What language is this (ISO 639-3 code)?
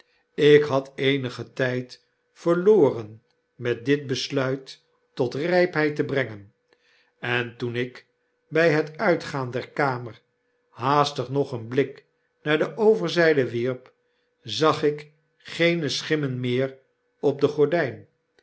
nld